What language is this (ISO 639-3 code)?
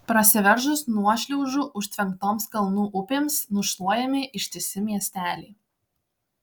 lit